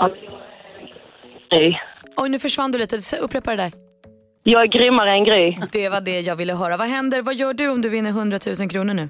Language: Swedish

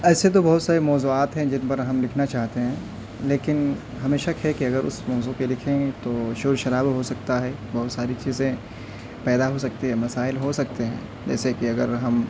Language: Urdu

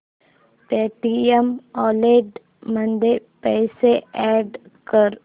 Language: Marathi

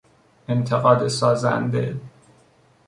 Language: Persian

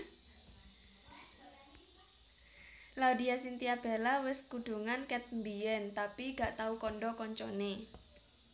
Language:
Javanese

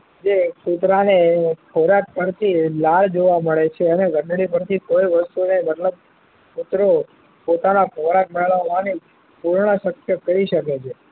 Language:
Gujarati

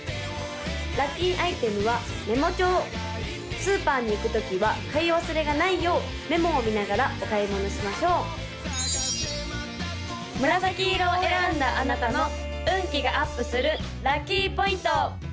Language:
Japanese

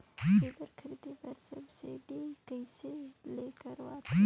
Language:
Chhattisgarhi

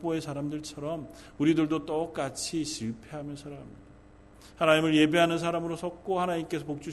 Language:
Korean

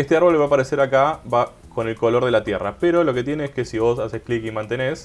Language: Spanish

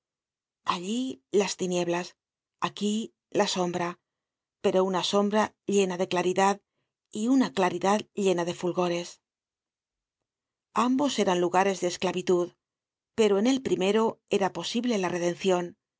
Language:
Spanish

